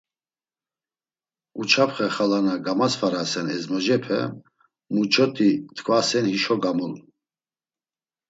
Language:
Laz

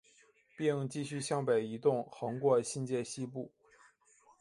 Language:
Chinese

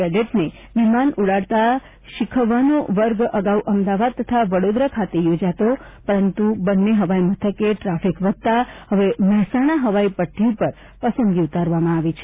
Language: Gujarati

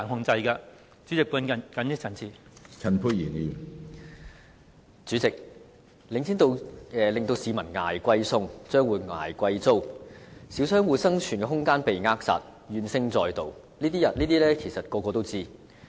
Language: Cantonese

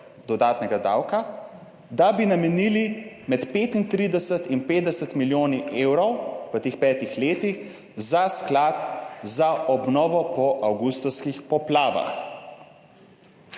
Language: Slovenian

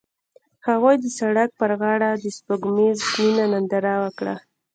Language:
Pashto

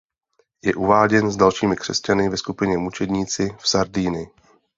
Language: Czech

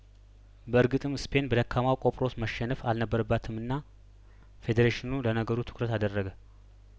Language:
Amharic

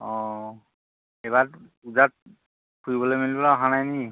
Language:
Assamese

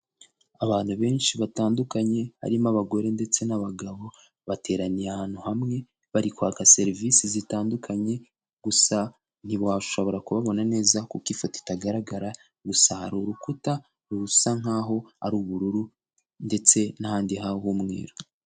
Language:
Kinyarwanda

